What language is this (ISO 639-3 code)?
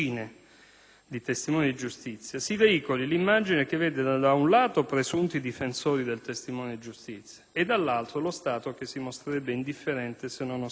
ita